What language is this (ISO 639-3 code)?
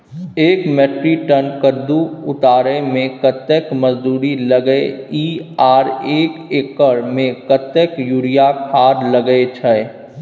mai